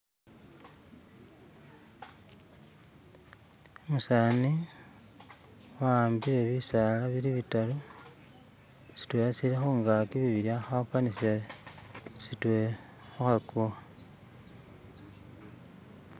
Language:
Masaaba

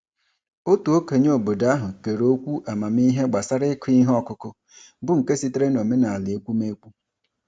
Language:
Igbo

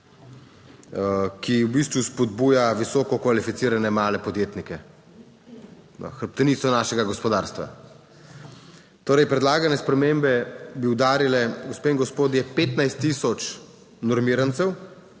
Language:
Slovenian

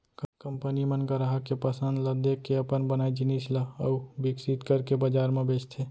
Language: Chhattisgarhi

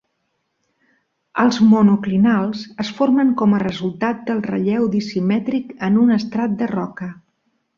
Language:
Catalan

